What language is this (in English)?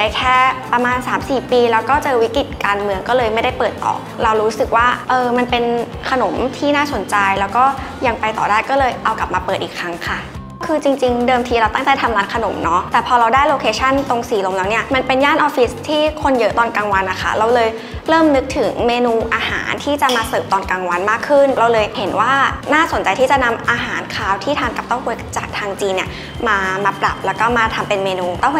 Thai